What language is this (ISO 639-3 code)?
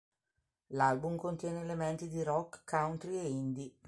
ita